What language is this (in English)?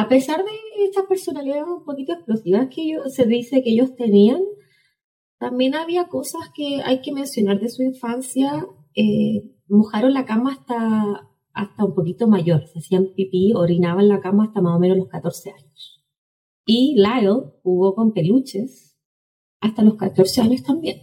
Spanish